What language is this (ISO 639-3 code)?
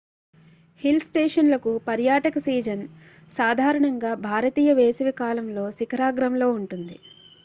tel